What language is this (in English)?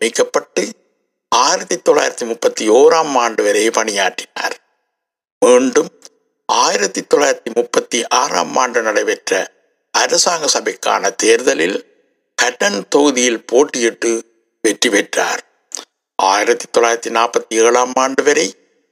Tamil